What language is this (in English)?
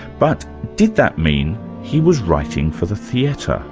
English